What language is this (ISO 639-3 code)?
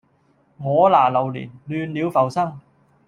yue